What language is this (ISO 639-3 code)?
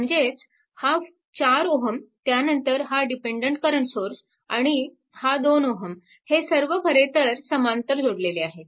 mar